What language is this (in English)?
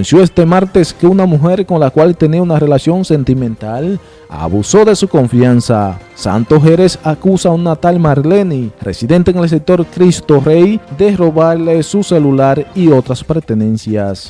Spanish